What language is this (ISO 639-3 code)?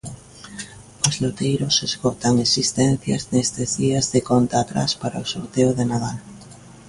glg